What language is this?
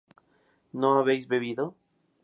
Spanish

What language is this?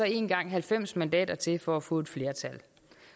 Danish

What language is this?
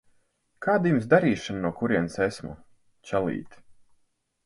Latvian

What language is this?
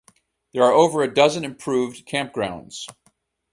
English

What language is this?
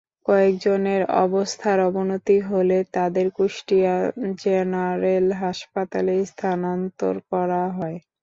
Bangla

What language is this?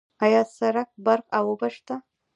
Pashto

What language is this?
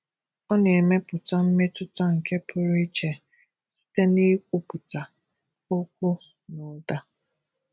Igbo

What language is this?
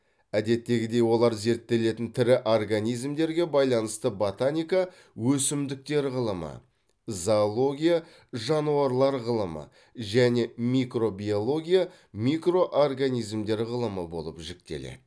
Kazakh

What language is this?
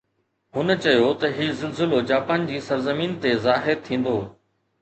Sindhi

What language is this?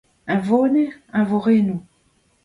Breton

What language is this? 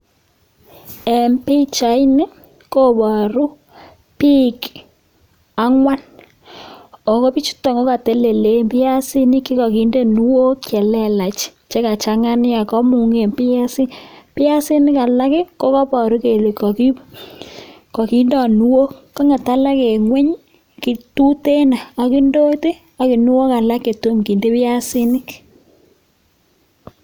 Kalenjin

